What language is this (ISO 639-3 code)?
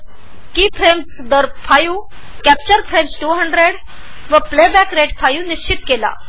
mar